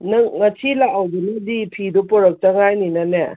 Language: Manipuri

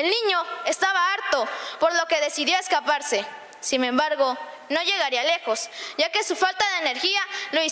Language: Spanish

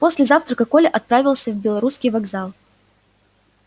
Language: Russian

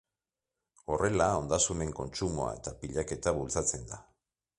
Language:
Basque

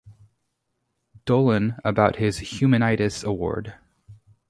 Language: English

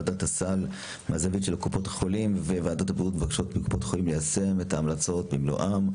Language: Hebrew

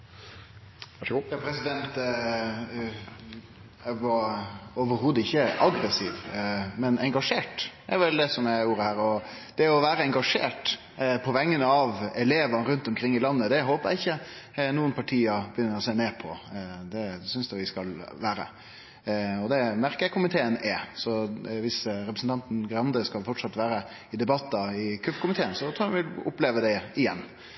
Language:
Norwegian Nynorsk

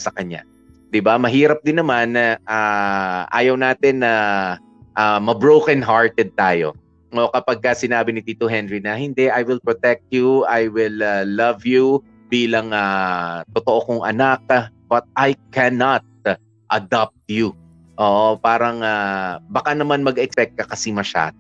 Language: Filipino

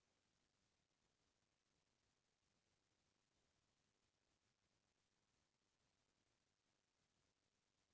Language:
Chhattisgarhi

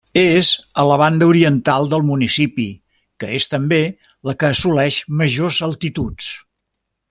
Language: Catalan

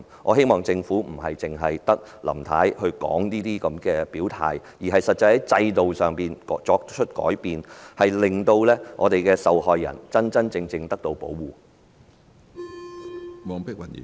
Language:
Cantonese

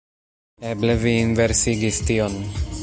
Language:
Esperanto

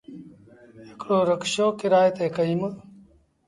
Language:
Sindhi Bhil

